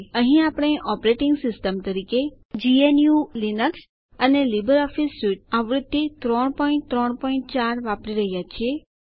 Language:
Gujarati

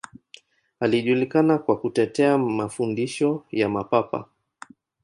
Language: Swahili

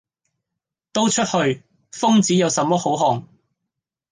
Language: Cantonese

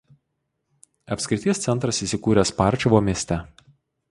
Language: Lithuanian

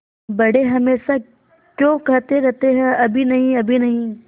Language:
Hindi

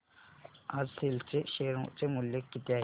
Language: Marathi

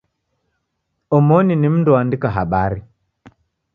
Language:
Taita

